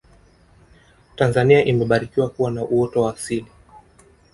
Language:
Swahili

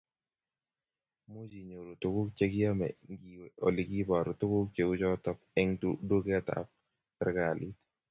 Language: Kalenjin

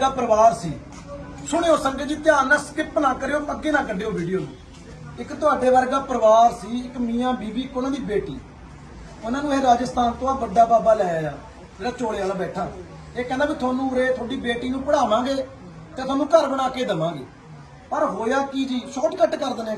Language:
Punjabi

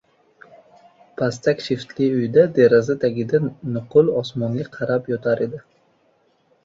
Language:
Uzbek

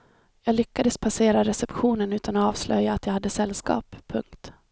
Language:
Swedish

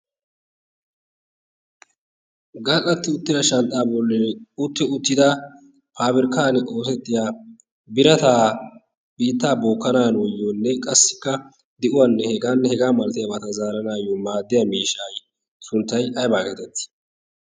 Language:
Wolaytta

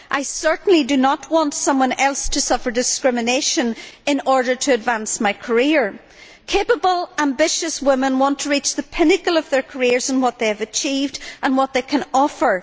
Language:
English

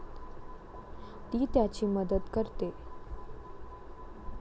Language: Marathi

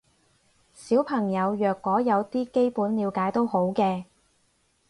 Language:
Cantonese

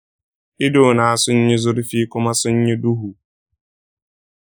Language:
Hausa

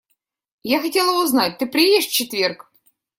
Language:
Russian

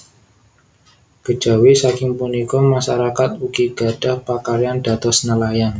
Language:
Javanese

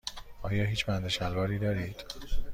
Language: Persian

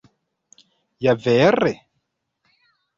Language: Esperanto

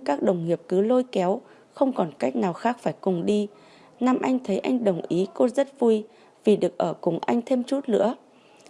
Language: Vietnamese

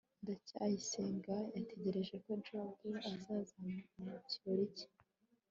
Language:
Kinyarwanda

